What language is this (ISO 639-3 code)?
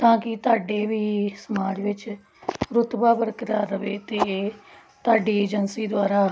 pan